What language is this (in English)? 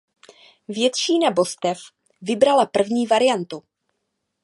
Czech